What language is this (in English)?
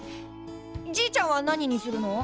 Japanese